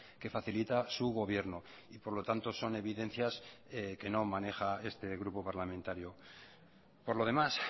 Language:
Spanish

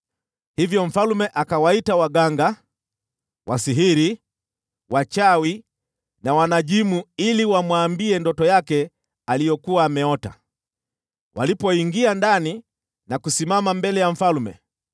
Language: Swahili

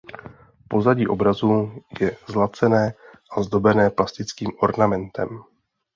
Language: Czech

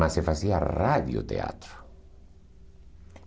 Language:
Portuguese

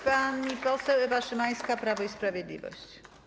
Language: Polish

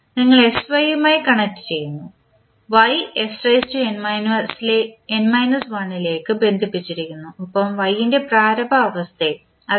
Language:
Malayalam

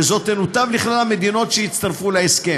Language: Hebrew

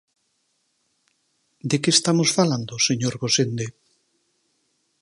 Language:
Galician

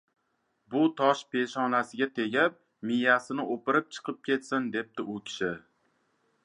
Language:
Uzbek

